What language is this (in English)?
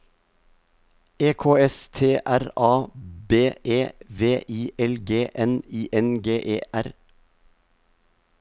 Norwegian